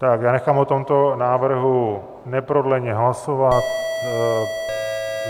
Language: Czech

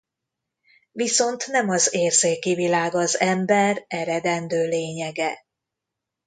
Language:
Hungarian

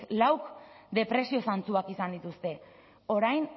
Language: Basque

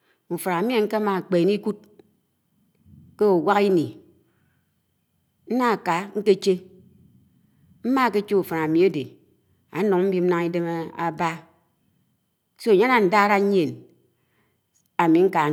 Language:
Anaang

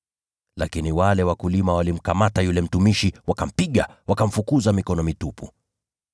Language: Swahili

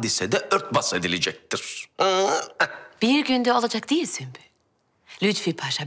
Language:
Turkish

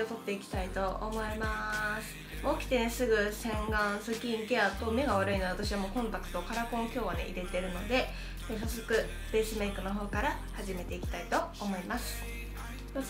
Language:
Japanese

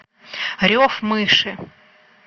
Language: Russian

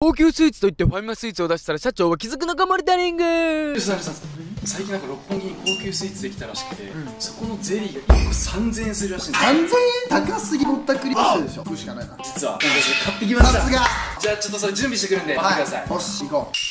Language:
Japanese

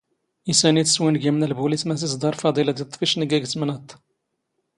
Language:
Standard Moroccan Tamazight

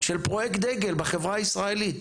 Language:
Hebrew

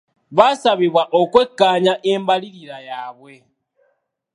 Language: Ganda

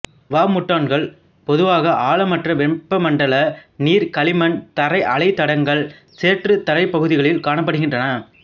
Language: Tamil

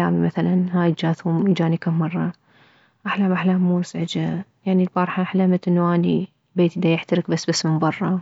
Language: Mesopotamian Arabic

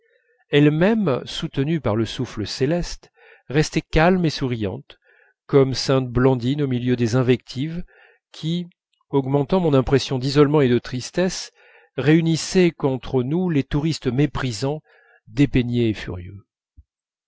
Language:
French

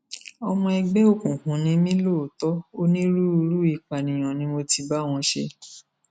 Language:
Yoruba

